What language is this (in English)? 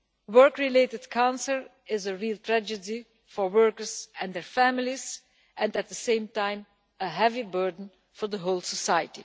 English